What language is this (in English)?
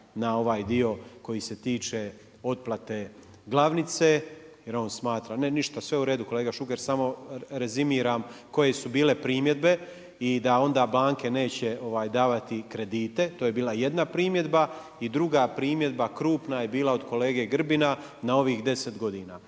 Croatian